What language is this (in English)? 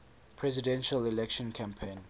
English